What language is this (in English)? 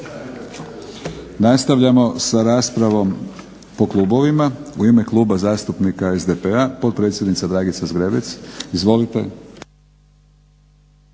Croatian